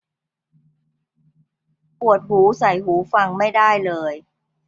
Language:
Thai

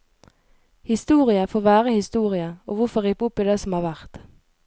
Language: Norwegian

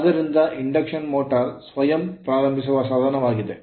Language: Kannada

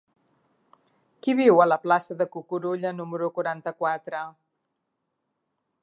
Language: Catalan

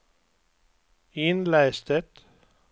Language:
Swedish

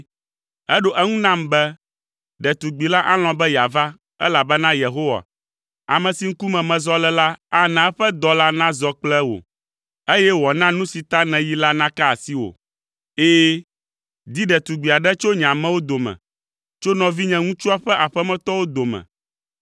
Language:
Ewe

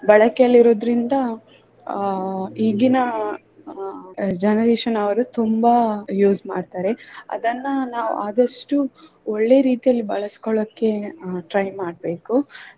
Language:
Kannada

